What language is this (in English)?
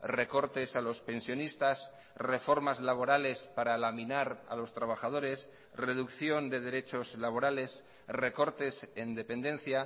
Spanish